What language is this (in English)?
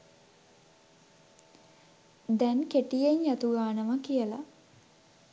Sinhala